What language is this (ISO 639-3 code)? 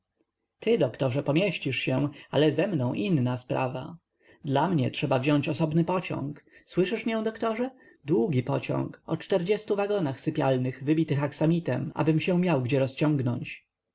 pol